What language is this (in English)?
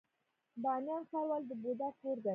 Pashto